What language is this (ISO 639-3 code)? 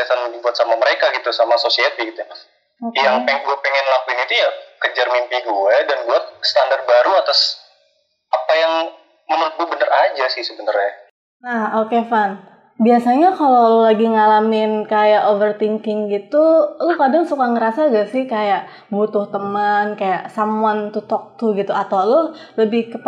ind